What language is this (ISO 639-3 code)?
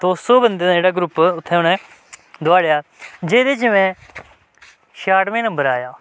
doi